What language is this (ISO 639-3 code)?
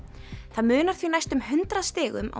isl